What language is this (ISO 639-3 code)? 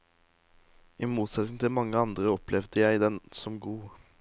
nor